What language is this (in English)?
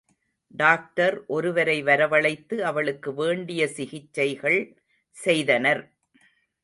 Tamil